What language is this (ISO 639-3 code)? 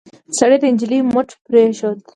pus